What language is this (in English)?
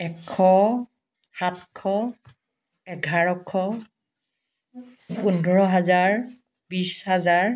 Assamese